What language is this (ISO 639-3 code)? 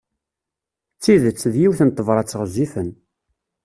kab